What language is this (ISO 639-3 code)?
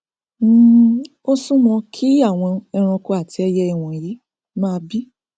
yor